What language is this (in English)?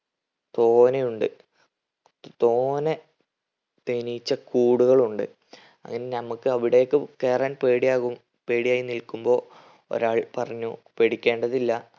Malayalam